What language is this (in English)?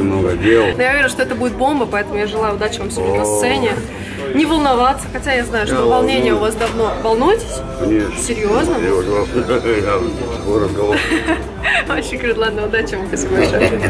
Russian